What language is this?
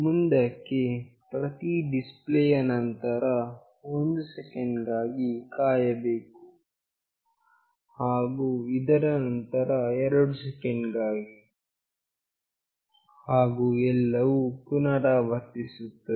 Kannada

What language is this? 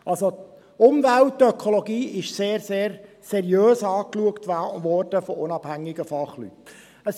Swiss German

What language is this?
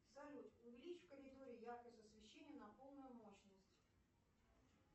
Russian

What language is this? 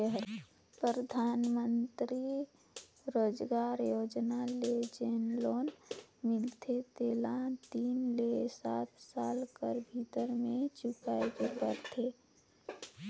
Chhattisgarhi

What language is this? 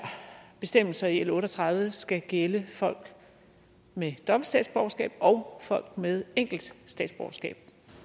Danish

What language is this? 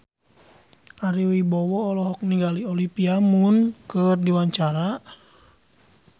Sundanese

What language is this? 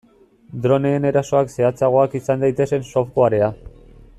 Basque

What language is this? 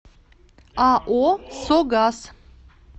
Russian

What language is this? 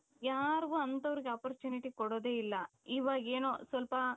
Kannada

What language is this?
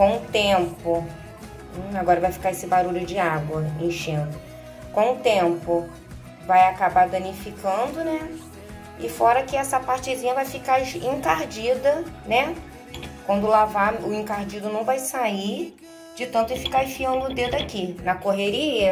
Portuguese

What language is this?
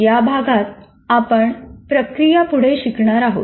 Marathi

